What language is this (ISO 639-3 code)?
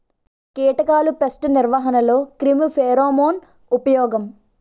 tel